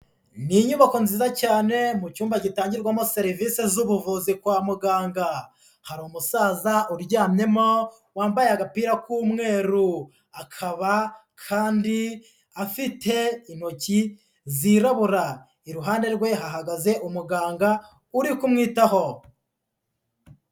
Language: Kinyarwanda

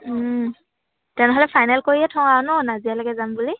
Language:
Assamese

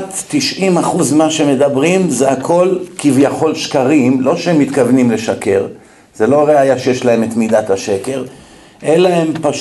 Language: Hebrew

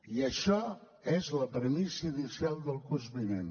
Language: Catalan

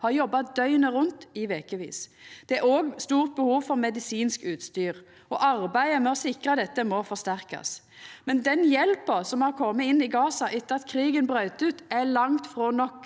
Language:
Norwegian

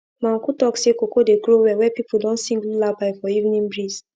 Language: Nigerian Pidgin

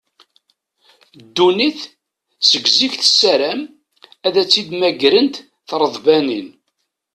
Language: Kabyle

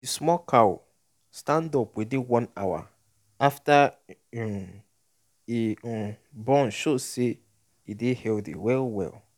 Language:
Nigerian Pidgin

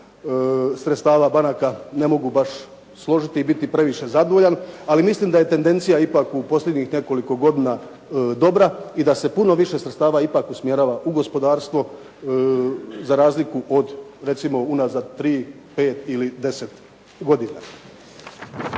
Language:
Croatian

